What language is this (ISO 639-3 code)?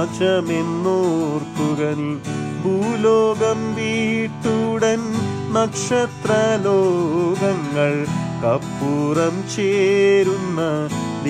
mal